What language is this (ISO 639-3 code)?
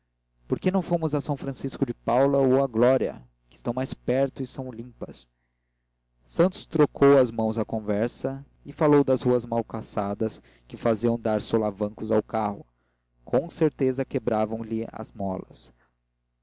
por